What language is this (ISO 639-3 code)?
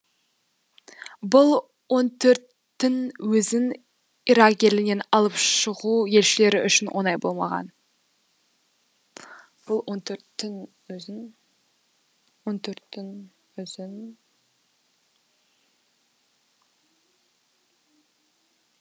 kaz